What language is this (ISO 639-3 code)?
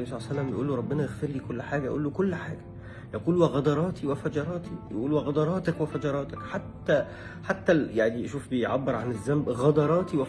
ara